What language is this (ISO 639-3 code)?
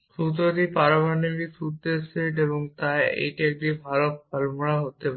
ben